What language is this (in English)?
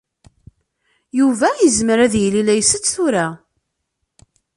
Kabyle